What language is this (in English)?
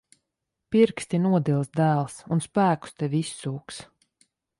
Latvian